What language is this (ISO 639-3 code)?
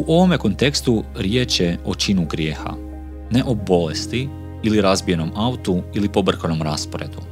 hrv